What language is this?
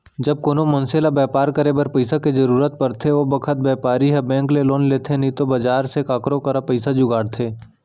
Chhattisgarhi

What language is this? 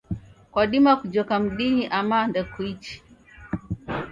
Taita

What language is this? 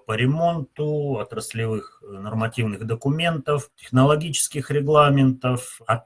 Russian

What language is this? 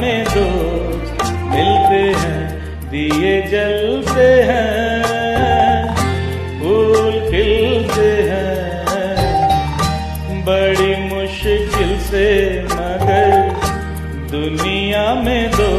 Hindi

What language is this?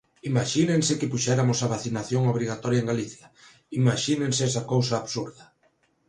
Galician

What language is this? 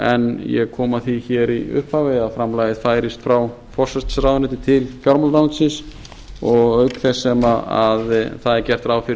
Icelandic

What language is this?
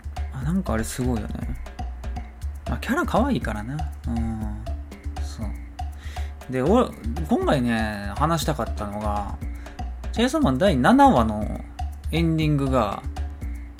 Japanese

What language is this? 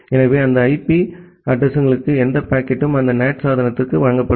Tamil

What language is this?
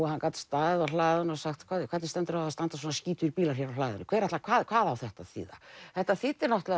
Icelandic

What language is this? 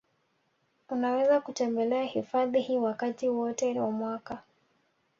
Swahili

